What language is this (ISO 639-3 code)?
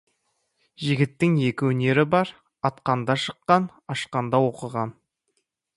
kaz